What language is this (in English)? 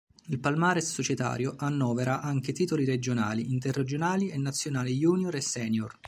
Italian